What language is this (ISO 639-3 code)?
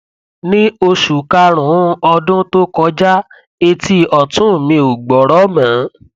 yor